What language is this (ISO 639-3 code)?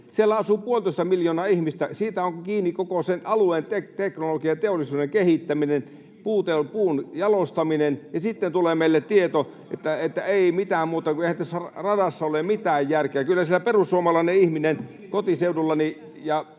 fin